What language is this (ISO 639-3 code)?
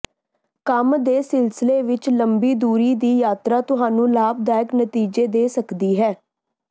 pan